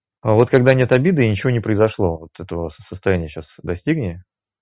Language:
Russian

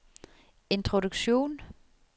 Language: Norwegian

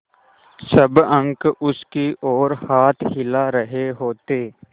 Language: Hindi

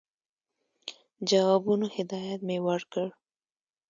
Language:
Pashto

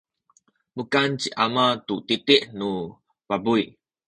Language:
Sakizaya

